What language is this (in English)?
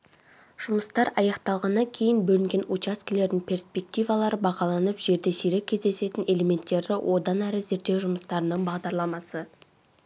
Kazakh